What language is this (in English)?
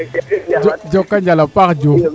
Serer